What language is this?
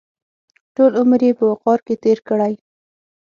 Pashto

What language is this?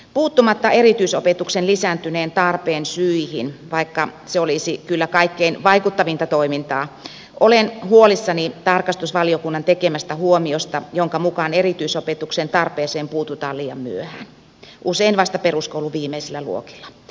Finnish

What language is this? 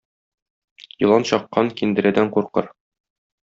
Tatar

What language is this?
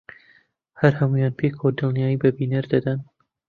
Central Kurdish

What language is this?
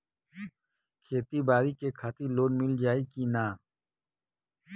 Bhojpuri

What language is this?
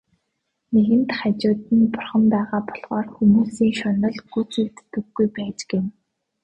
Mongolian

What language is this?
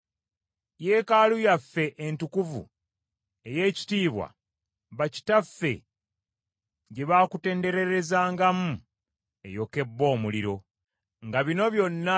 Ganda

